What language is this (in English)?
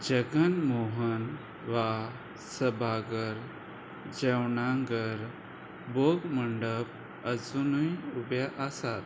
Konkani